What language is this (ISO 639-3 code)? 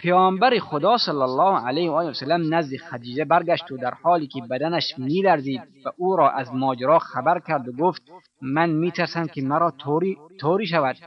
fas